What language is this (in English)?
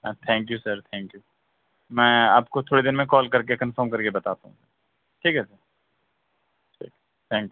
Urdu